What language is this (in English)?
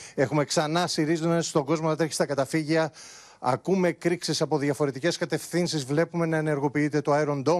Greek